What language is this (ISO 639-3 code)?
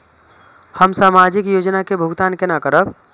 mai